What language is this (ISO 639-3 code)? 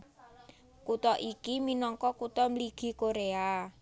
jav